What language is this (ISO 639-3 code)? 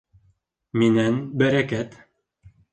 bak